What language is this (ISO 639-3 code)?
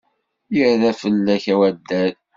kab